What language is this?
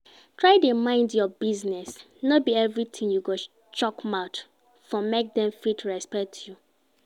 Nigerian Pidgin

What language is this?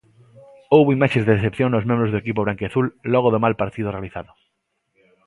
Galician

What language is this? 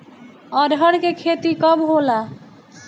Bhojpuri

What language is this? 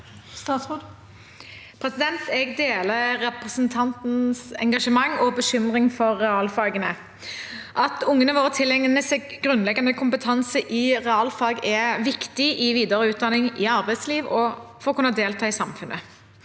Norwegian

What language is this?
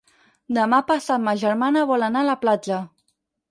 Catalan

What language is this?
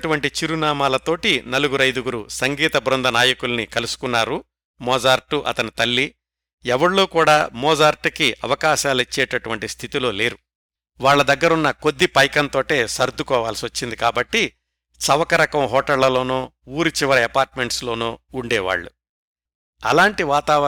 Telugu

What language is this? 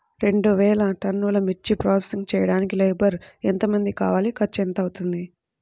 Telugu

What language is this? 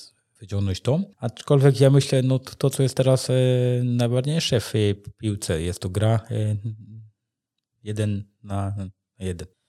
Polish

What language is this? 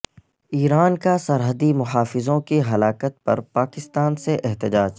Urdu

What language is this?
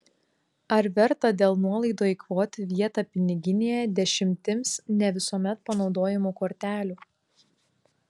Lithuanian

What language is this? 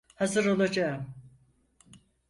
Turkish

